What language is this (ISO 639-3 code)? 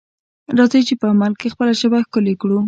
pus